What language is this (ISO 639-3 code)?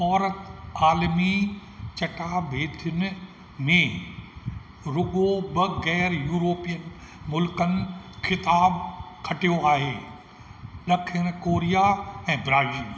snd